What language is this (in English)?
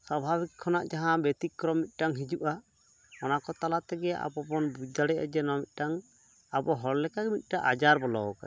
Santali